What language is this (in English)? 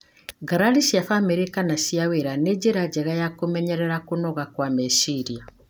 Kikuyu